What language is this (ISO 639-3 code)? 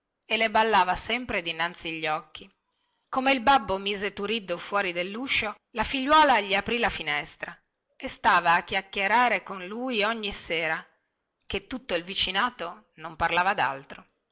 ita